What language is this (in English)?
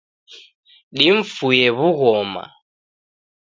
Taita